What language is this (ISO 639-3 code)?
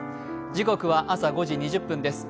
jpn